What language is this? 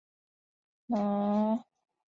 Chinese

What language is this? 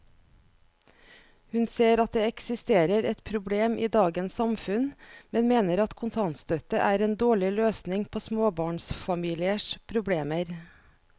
Norwegian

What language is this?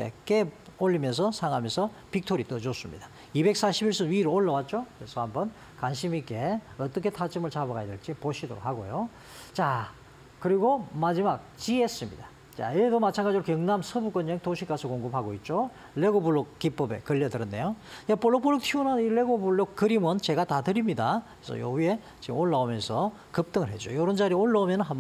Korean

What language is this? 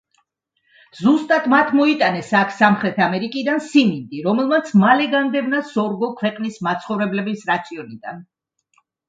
Georgian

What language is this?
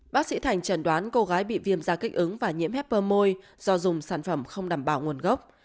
Vietnamese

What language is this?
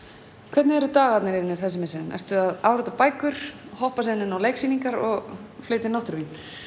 Icelandic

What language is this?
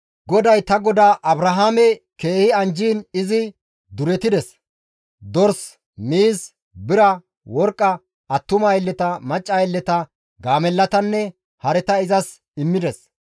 Gamo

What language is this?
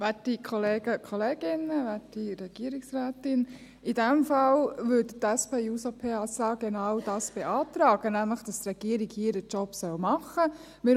Swiss German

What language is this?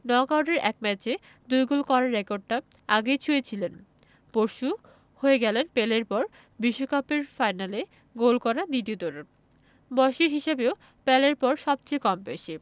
Bangla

